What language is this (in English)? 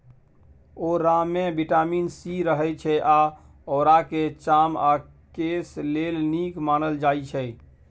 Maithili